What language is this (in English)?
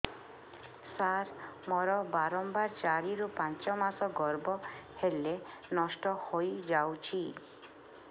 Odia